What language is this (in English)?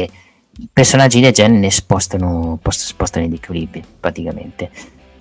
Italian